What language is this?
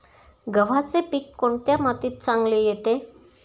Marathi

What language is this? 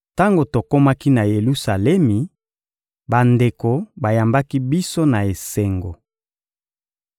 Lingala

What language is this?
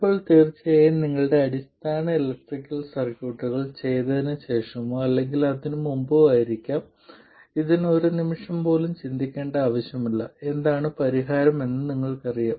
Malayalam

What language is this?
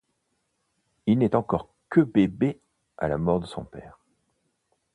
French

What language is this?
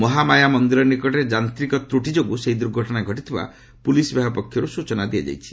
Odia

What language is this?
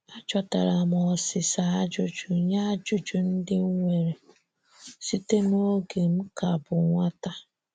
Igbo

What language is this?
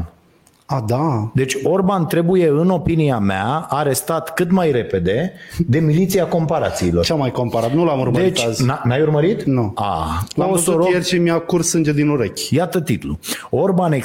Romanian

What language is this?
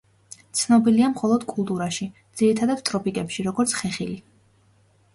Georgian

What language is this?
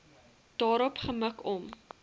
Afrikaans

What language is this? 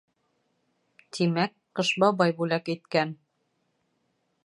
Bashkir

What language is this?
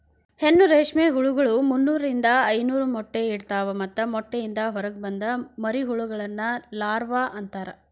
Kannada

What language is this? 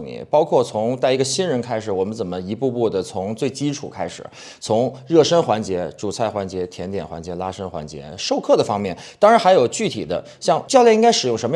Chinese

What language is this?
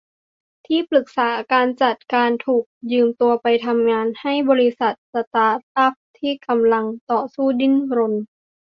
Thai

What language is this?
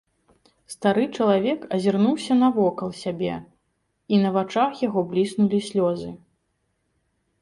Belarusian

